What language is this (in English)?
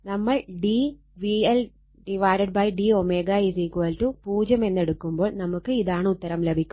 Malayalam